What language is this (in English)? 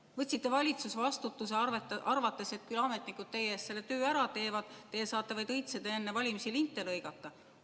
Estonian